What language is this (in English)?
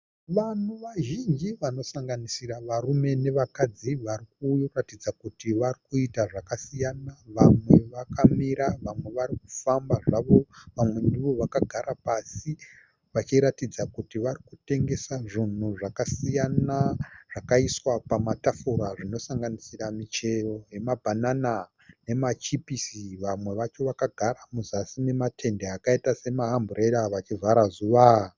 Shona